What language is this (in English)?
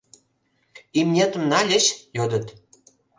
Mari